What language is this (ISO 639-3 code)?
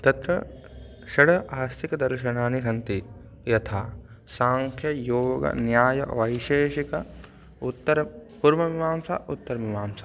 san